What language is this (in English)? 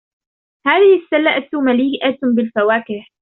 Arabic